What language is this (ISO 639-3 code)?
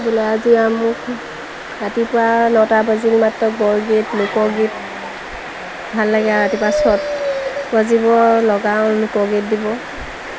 asm